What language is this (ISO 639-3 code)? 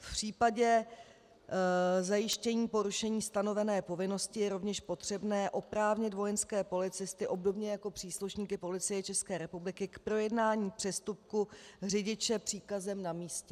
ces